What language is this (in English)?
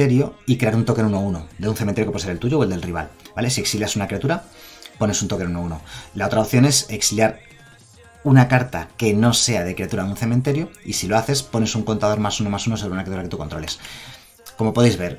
Spanish